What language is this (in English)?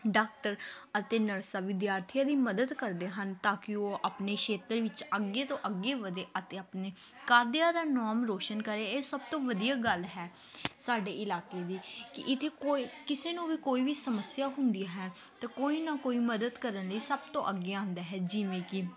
Punjabi